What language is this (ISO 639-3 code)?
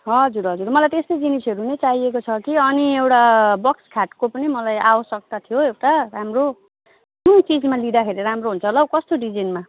nep